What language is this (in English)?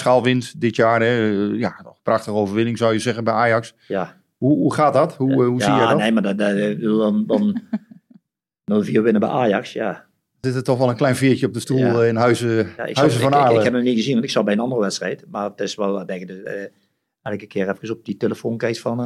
Dutch